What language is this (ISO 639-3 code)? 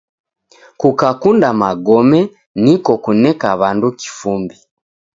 dav